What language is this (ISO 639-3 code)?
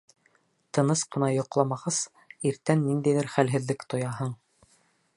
bak